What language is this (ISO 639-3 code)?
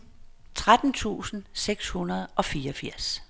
dan